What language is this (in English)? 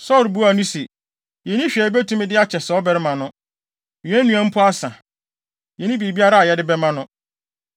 Akan